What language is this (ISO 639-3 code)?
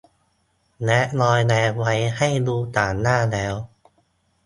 tha